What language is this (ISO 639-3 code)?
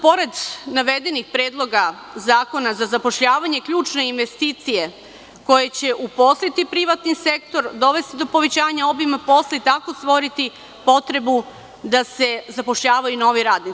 srp